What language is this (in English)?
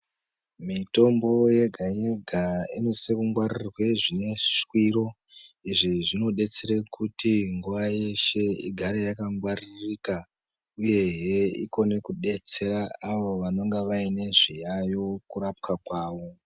Ndau